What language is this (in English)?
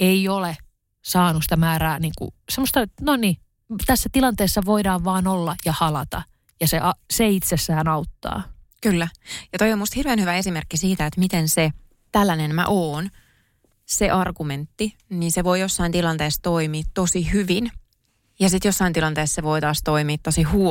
Finnish